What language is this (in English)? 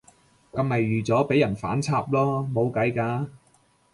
Cantonese